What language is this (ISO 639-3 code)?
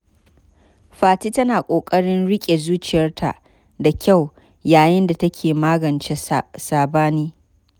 hau